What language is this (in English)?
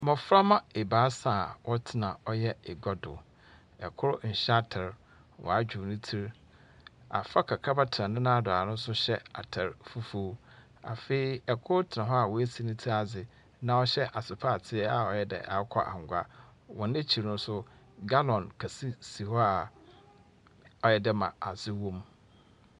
Akan